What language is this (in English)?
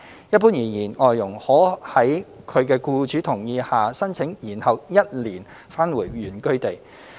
Cantonese